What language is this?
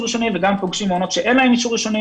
Hebrew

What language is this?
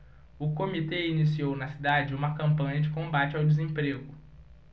Portuguese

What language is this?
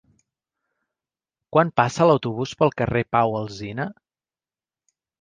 Catalan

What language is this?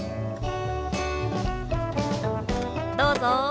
Japanese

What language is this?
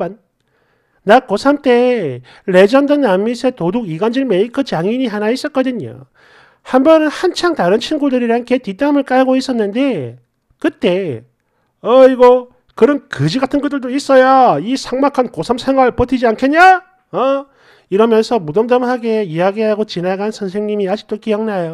Korean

